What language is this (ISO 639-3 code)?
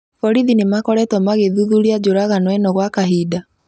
kik